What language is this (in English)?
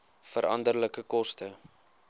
Afrikaans